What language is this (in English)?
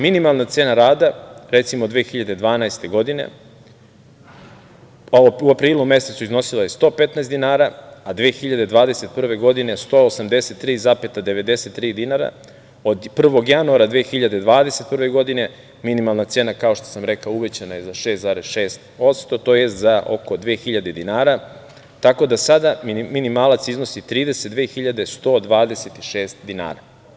Serbian